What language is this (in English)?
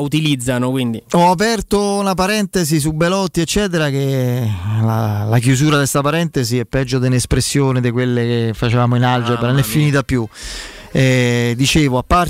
Italian